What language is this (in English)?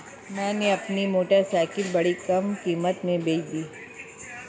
Hindi